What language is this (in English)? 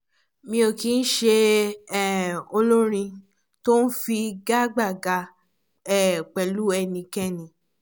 Yoruba